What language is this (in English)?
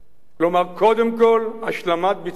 Hebrew